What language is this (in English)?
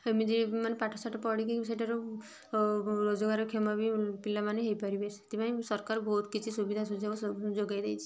Odia